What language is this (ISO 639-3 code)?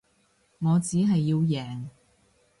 yue